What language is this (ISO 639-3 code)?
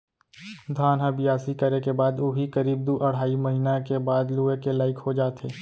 hne